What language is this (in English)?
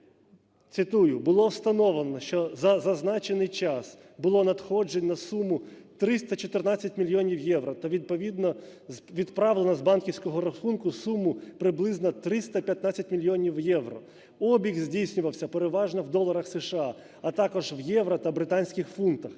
Ukrainian